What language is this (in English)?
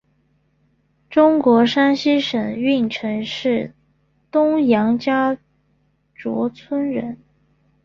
Chinese